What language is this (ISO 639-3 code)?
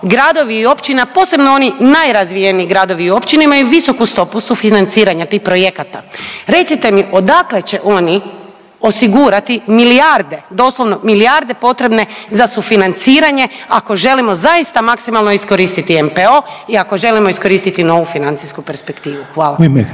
hrv